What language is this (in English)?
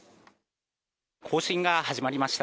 Japanese